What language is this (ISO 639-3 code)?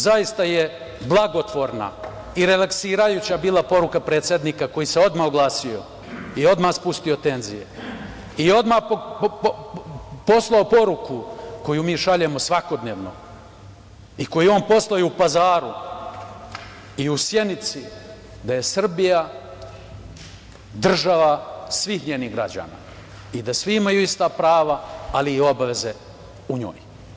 srp